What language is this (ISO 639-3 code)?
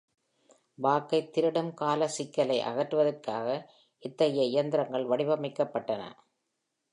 tam